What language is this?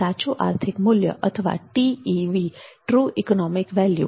Gujarati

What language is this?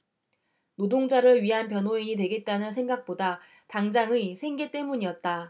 Korean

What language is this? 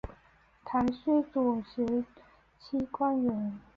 Chinese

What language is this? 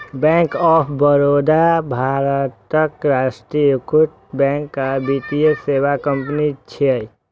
Maithili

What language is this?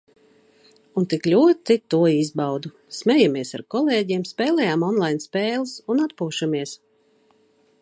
Latvian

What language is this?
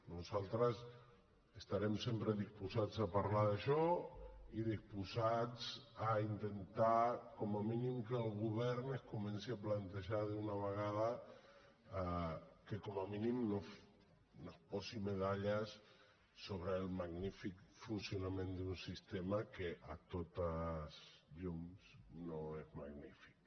Catalan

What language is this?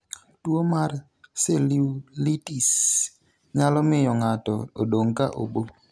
Luo (Kenya and Tanzania)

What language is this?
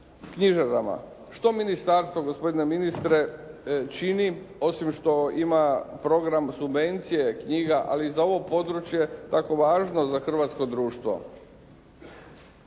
Croatian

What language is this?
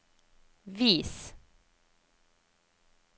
Norwegian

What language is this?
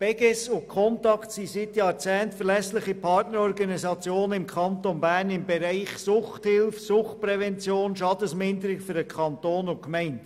Swiss German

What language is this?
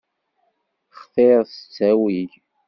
Kabyle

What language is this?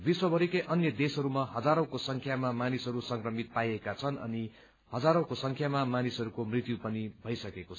Nepali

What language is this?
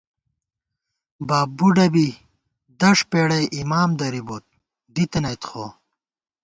Gawar-Bati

